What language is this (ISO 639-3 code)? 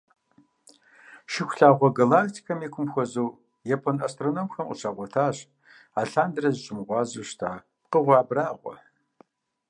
kbd